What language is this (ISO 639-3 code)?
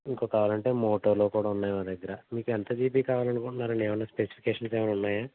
tel